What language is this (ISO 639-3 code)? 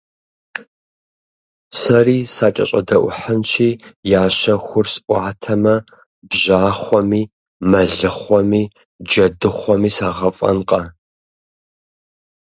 kbd